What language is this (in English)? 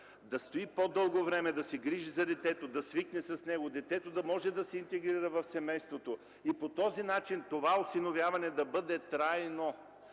Bulgarian